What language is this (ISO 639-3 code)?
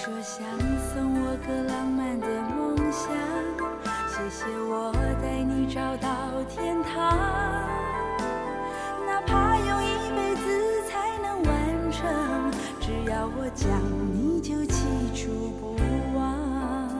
zho